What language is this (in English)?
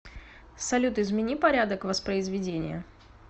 Russian